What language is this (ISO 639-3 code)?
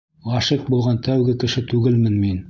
bak